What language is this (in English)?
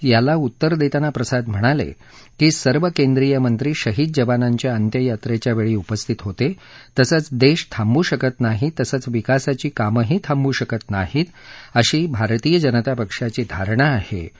Marathi